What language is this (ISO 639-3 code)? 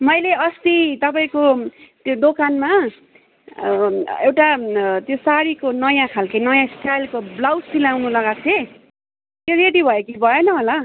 nep